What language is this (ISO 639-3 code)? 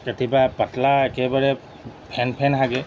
asm